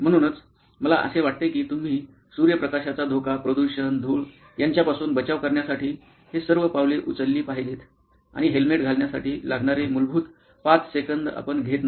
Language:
Marathi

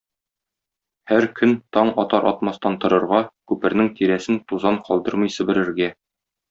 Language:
Tatar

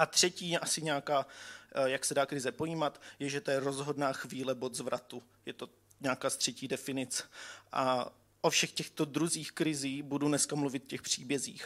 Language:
Czech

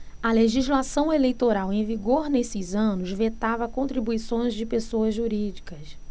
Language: Portuguese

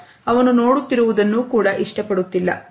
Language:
Kannada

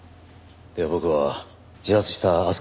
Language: Japanese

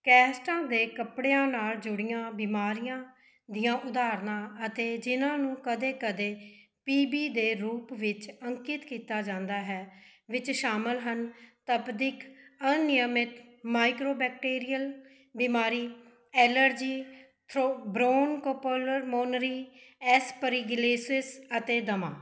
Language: Punjabi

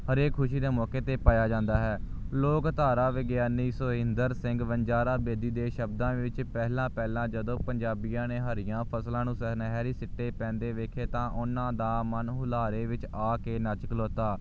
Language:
Punjabi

